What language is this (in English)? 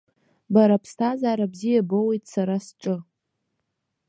Abkhazian